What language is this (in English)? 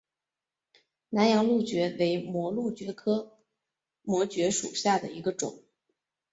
Chinese